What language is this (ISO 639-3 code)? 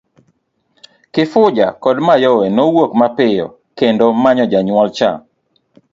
luo